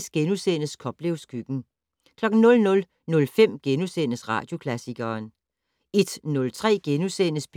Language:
Danish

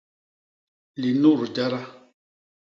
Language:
Basaa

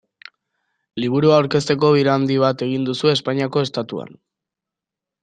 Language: Basque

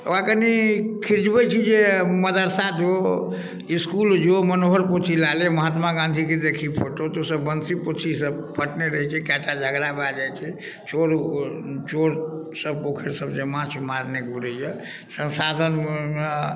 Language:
Maithili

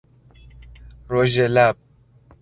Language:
Persian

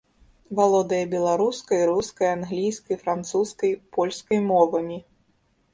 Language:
Belarusian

